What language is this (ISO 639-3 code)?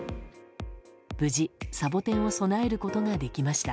jpn